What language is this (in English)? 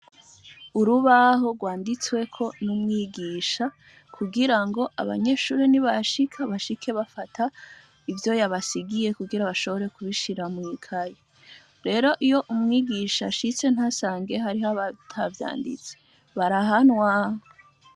Rundi